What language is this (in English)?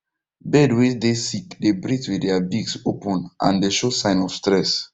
Nigerian Pidgin